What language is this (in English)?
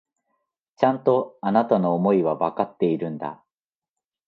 Japanese